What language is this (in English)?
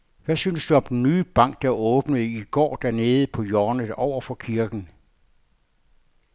Danish